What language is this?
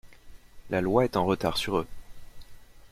French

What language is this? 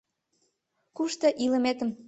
Mari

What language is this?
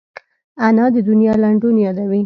Pashto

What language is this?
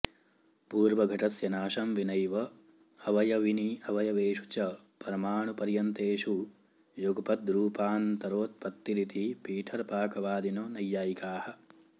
Sanskrit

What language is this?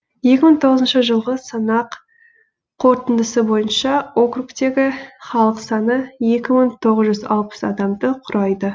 Kazakh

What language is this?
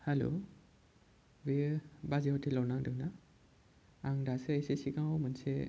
Bodo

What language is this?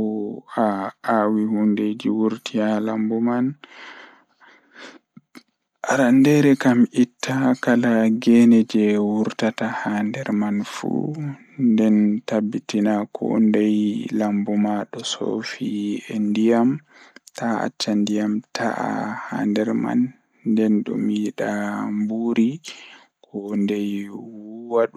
Fula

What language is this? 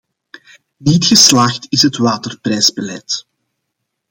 Dutch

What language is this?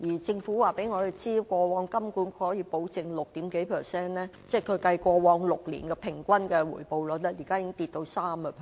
Cantonese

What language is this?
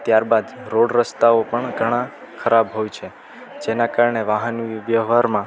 Gujarati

